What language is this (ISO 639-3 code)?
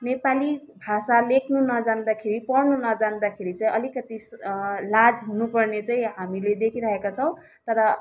nep